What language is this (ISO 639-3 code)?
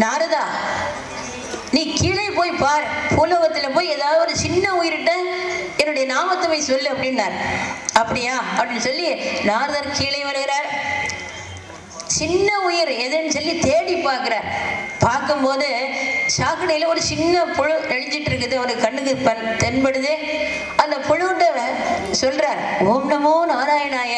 ind